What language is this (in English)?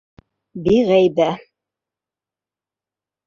Bashkir